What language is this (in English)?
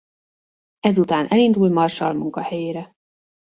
Hungarian